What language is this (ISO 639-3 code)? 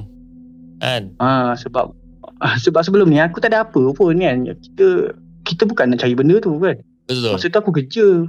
msa